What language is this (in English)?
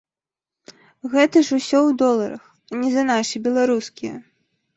Belarusian